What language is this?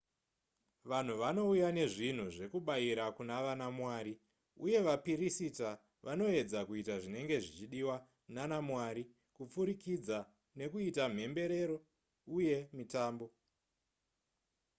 Shona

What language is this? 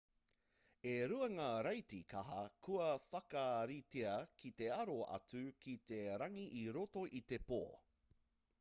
Māori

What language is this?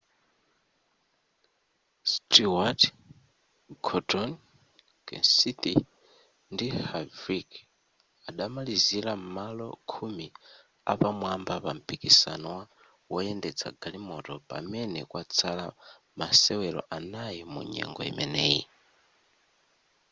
Nyanja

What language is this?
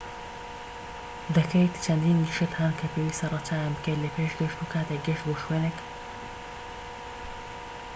Central Kurdish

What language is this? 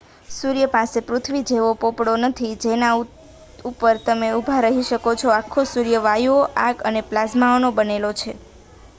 Gujarati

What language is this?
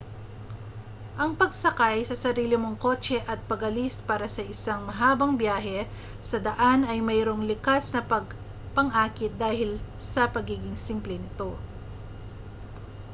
Filipino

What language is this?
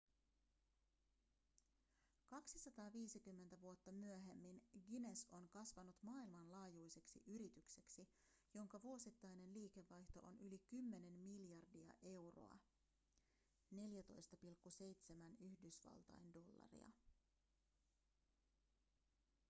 Finnish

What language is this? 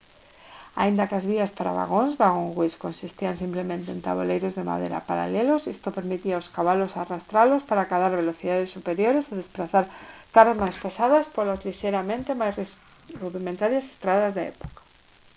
Galician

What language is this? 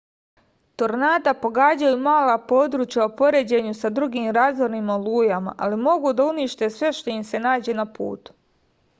Serbian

